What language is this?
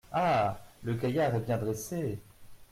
French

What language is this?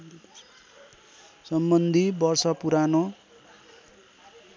Nepali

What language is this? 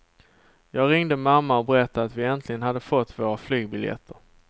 Swedish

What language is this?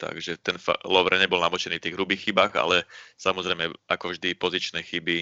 Slovak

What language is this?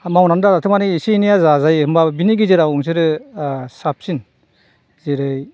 Bodo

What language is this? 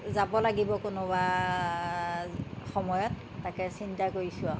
Assamese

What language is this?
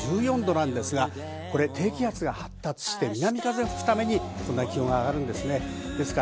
Japanese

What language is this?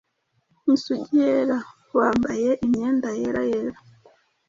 Kinyarwanda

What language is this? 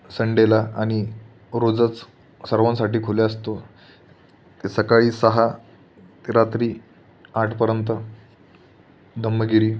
Marathi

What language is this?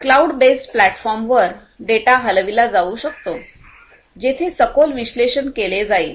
Marathi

